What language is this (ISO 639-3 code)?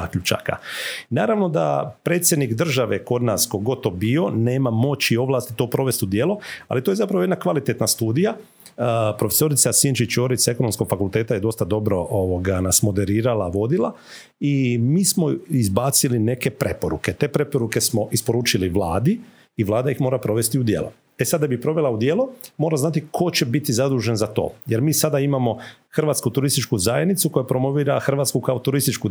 hrv